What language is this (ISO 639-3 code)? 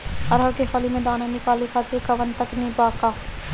bho